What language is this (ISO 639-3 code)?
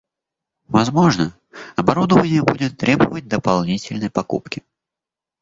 rus